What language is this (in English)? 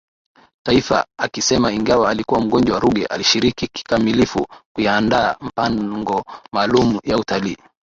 Swahili